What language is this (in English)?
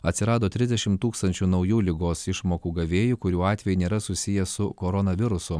Lithuanian